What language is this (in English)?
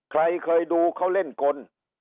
Thai